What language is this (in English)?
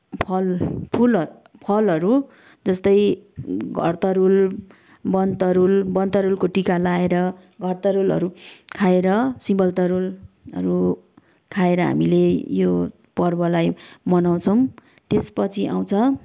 Nepali